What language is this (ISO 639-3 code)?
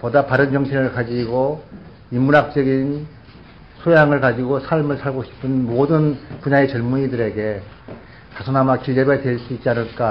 kor